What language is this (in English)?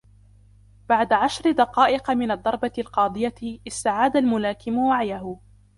Arabic